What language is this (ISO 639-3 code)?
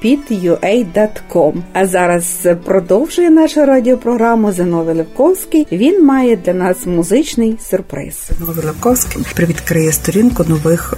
ukr